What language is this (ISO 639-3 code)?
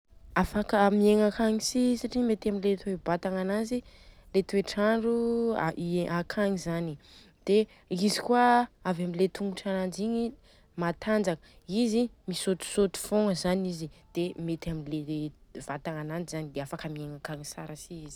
bzc